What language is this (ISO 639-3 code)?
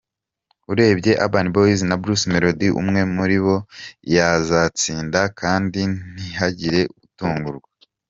kin